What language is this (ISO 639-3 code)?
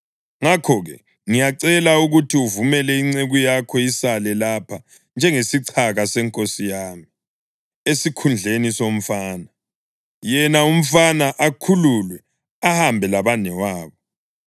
nde